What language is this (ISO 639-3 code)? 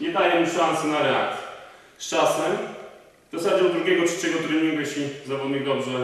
pol